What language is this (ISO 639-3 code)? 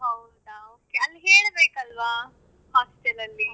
kan